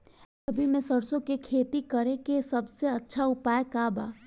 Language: Bhojpuri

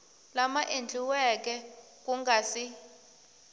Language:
Tsonga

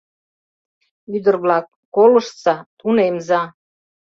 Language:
Mari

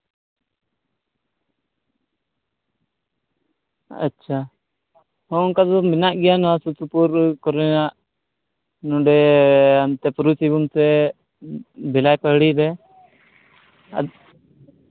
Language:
Santali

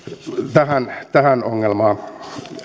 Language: Finnish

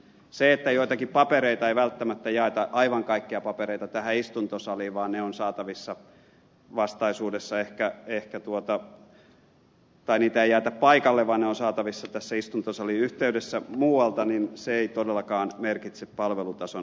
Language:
Finnish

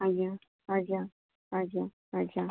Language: Odia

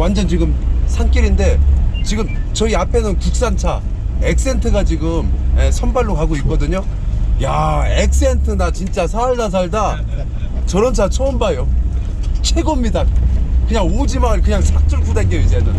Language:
Korean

